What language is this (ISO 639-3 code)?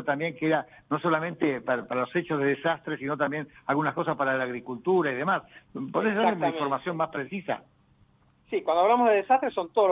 spa